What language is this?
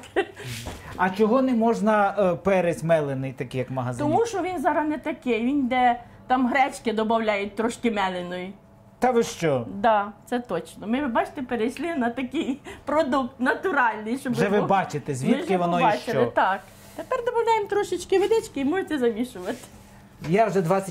Ukrainian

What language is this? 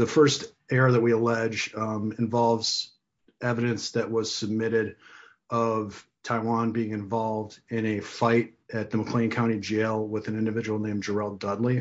English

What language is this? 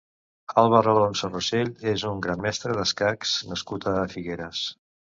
Catalan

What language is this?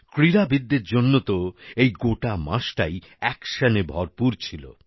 Bangla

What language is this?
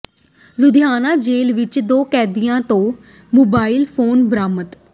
Punjabi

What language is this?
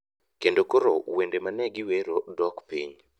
Luo (Kenya and Tanzania)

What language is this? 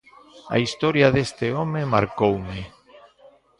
Galician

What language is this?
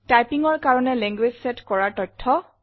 Assamese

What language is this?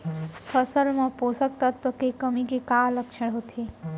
Chhattisgarhi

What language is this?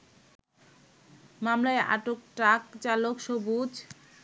Bangla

